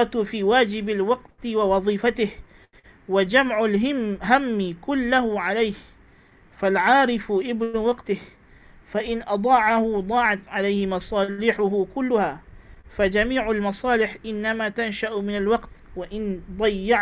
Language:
Malay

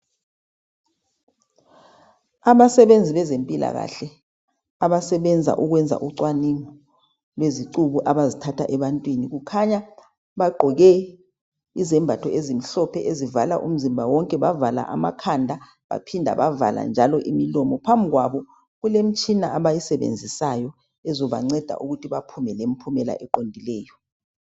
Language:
North Ndebele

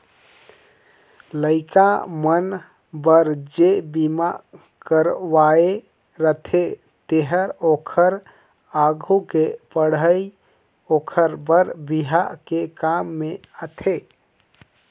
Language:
Chhattisgarhi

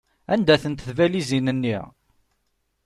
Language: Kabyle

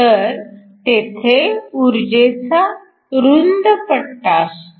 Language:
Marathi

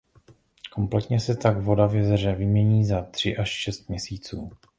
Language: Czech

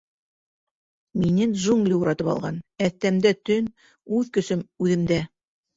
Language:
Bashkir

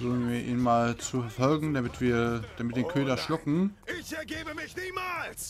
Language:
German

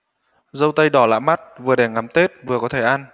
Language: Vietnamese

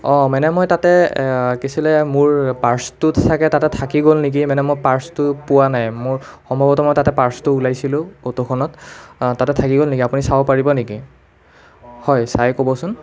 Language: Assamese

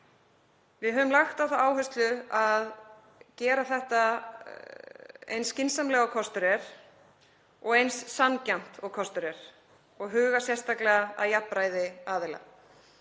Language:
Icelandic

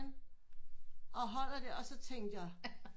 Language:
Danish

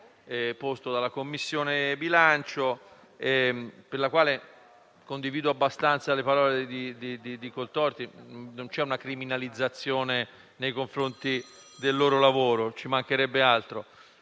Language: Italian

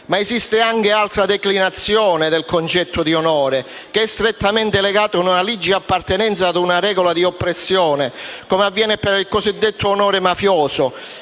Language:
Italian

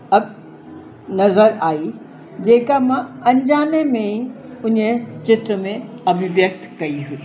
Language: Sindhi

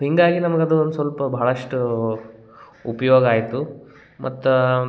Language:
Kannada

